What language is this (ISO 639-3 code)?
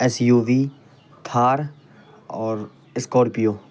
urd